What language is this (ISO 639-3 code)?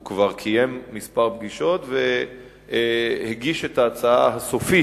heb